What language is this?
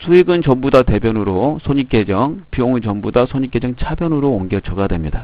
Korean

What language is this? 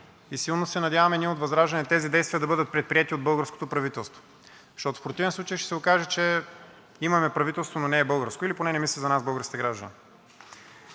Bulgarian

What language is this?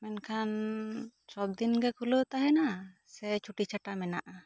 Santali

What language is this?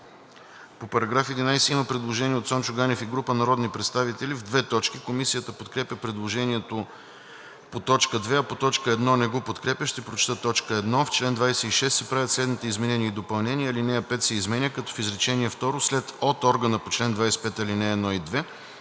Bulgarian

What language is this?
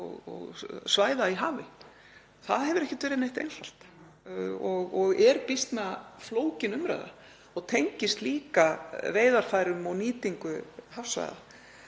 Icelandic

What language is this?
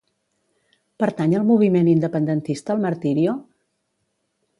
Catalan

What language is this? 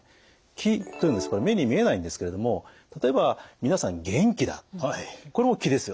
Japanese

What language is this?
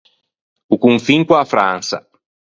Ligurian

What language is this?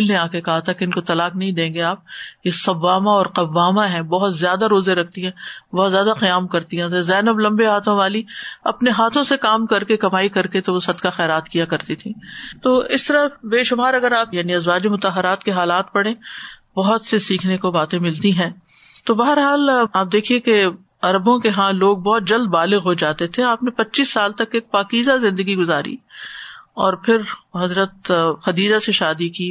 Urdu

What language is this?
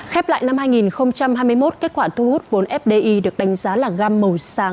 Vietnamese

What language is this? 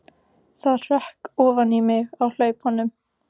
Icelandic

